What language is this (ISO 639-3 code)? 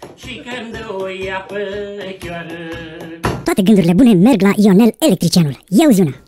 ron